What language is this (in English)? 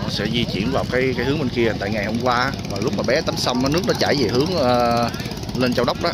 Vietnamese